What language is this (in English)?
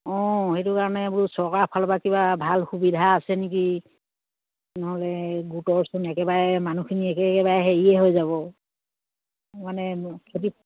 Assamese